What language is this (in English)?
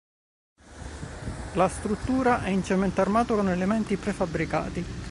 Italian